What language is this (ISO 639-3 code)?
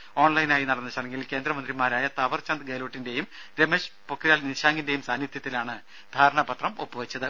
mal